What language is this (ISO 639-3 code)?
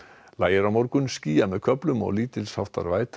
isl